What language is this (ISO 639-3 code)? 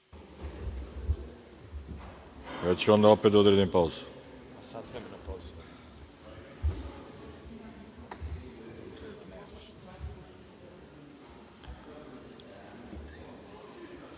srp